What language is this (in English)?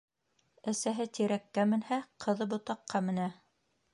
Bashkir